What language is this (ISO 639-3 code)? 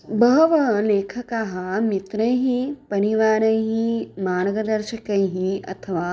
san